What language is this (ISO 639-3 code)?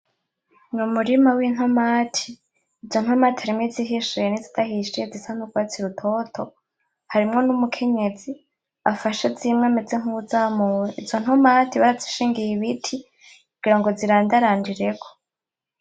run